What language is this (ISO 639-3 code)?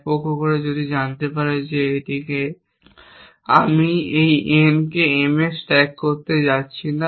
ben